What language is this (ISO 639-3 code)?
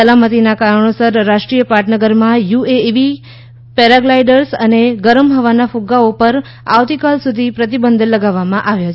guj